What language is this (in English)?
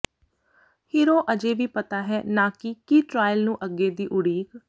Punjabi